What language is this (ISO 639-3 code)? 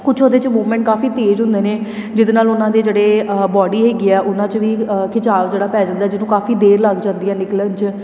pan